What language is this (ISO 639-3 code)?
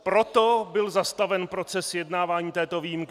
ces